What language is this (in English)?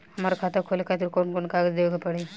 Bhojpuri